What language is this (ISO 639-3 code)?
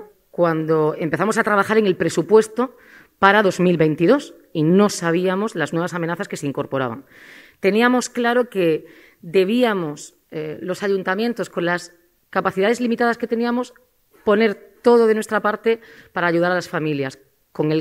spa